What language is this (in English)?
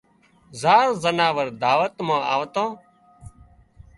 Wadiyara Koli